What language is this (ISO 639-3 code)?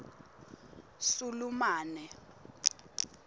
ssw